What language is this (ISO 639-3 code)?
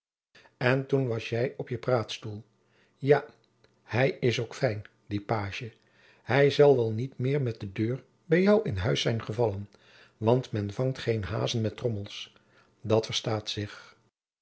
nld